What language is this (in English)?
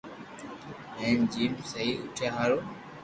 Loarki